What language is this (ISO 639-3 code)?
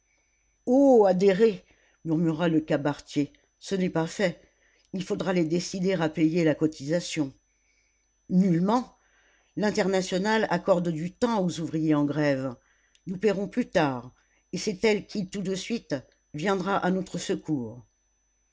fra